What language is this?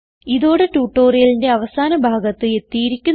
Malayalam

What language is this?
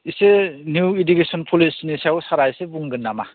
Bodo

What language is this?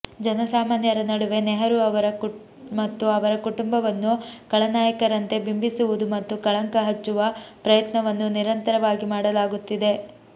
Kannada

